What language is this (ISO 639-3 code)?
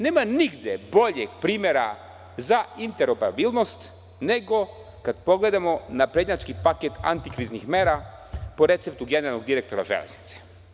srp